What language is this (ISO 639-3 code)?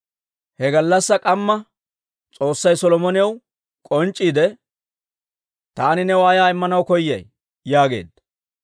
dwr